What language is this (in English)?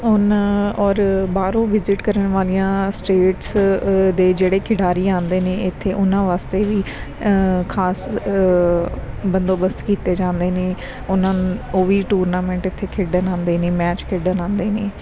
Punjabi